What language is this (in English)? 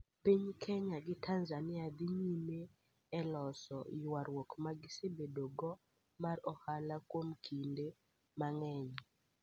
Luo (Kenya and Tanzania)